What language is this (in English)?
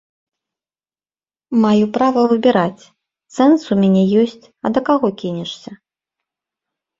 Belarusian